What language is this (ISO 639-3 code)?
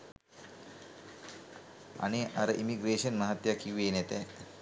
sin